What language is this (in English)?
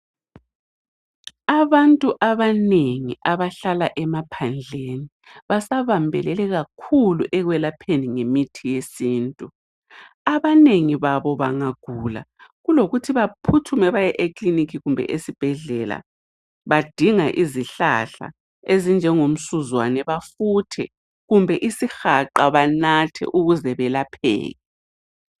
North Ndebele